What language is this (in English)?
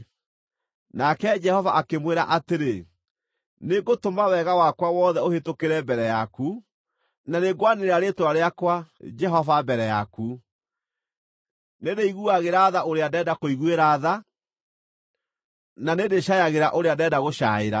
Kikuyu